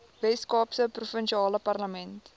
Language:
Afrikaans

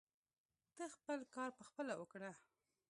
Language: Pashto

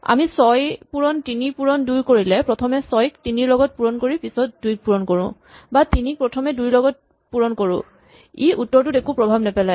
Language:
Assamese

